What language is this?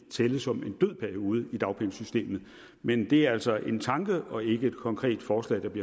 Danish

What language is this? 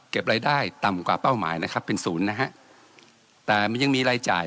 Thai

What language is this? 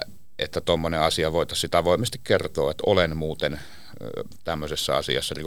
Finnish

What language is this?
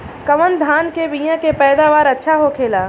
Bhojpuri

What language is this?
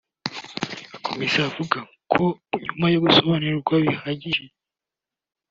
Kinyarwanda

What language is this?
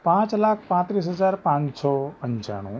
Gujarati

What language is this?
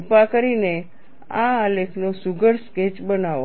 Gujarati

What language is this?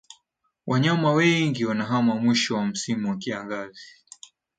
Swahili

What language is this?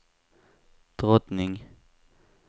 Swedish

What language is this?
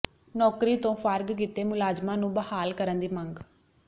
Punjabi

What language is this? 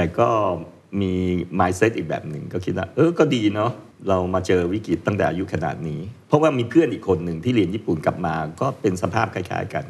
Thai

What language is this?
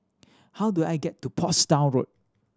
English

